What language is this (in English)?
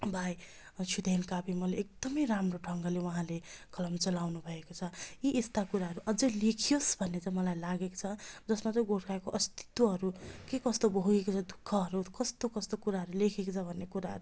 Nepali